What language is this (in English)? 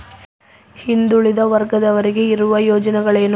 Kannada